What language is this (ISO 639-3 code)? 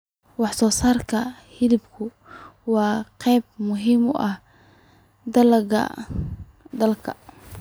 som